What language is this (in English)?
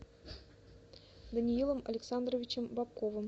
Russian